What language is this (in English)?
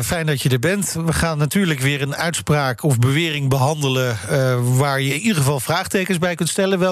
Dutch